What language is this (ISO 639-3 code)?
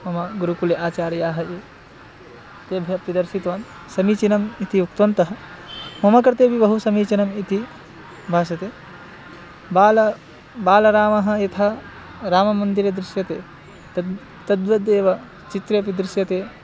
san